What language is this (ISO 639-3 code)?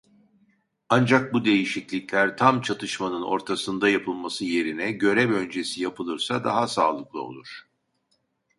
tur